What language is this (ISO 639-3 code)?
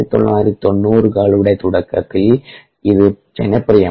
mal